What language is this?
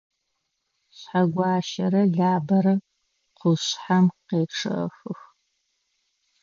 Adyghe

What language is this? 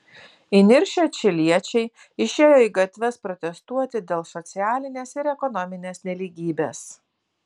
Lithuanian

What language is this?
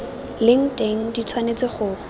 Tswana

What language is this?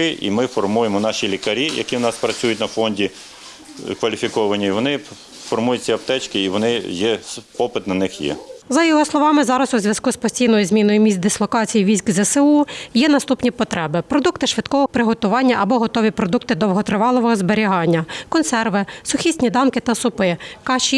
Ukrainian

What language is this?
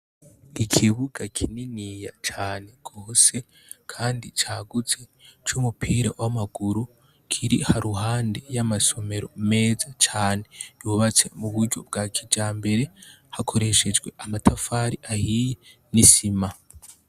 Rundi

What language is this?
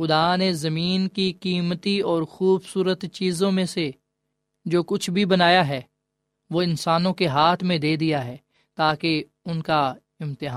Urdu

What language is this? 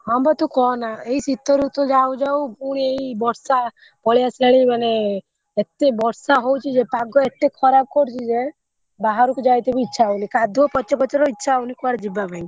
Odia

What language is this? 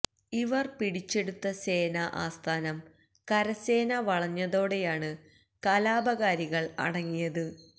Malayalam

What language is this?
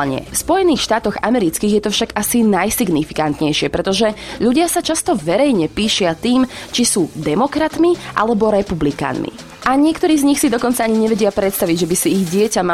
Slovak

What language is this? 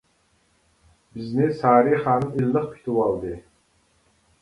Uyghur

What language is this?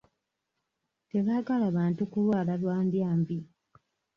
Ganda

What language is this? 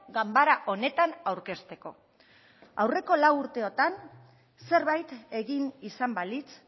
Basque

